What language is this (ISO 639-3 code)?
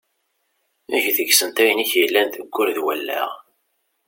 kab